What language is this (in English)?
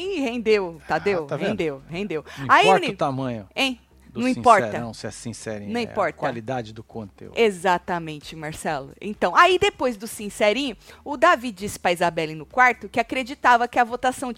Portuguese